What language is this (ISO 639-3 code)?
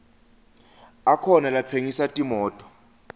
ssw